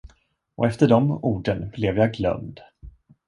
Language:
Swedish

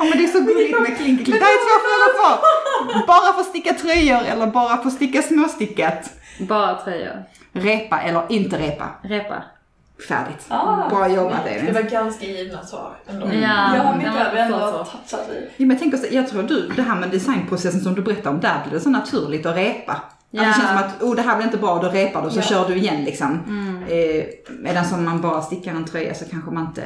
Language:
Swedish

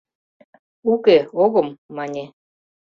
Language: Mari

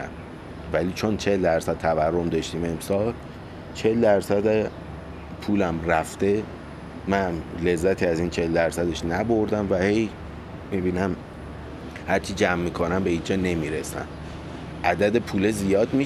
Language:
Persian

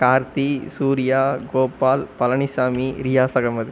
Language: Tamil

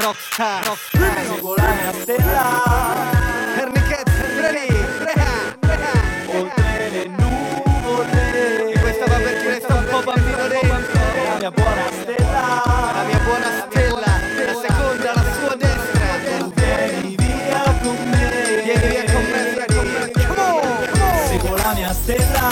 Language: Italian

